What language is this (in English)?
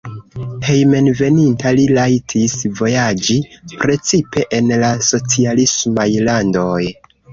Esperanto